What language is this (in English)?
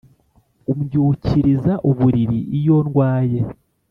Kinyarwanda